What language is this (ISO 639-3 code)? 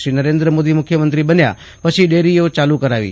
guj